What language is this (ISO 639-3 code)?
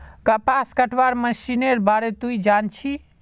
mag